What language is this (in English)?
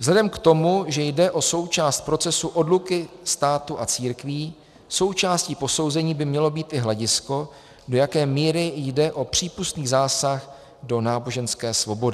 Czech